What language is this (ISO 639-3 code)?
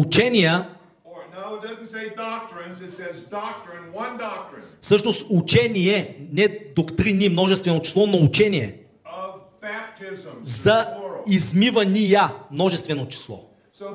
bul